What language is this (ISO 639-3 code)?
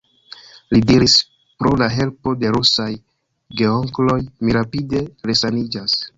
epo